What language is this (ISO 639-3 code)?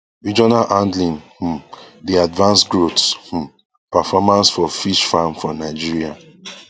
pcm